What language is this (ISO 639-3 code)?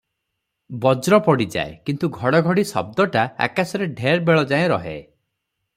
ori